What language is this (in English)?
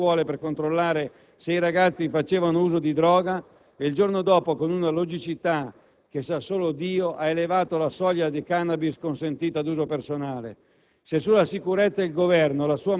Italian